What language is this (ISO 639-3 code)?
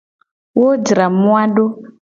gej